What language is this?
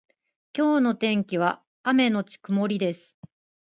Japanese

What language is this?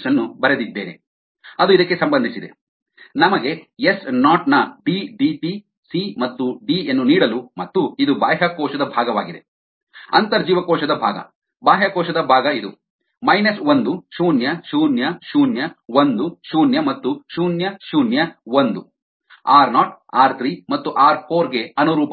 Kannada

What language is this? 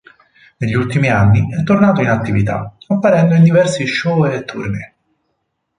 Italian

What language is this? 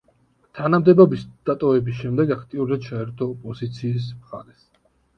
Georgian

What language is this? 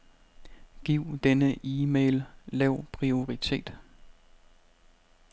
Danish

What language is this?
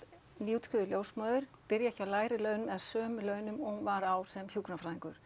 Icelandic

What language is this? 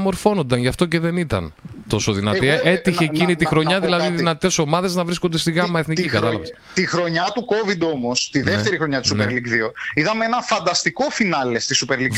Greek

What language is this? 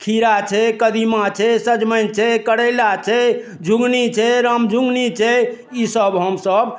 Maithili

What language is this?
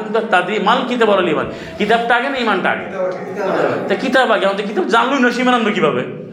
Bangla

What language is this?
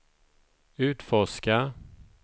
Swedish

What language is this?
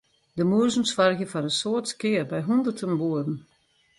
Western Frisian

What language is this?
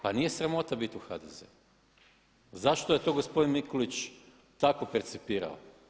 Croatian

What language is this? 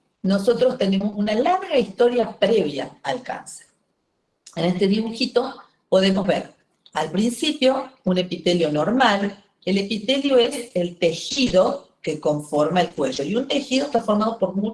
Spanish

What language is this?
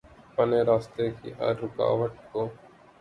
Urdu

